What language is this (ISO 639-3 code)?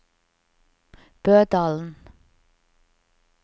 nor